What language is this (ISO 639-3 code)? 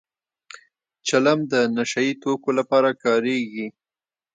pus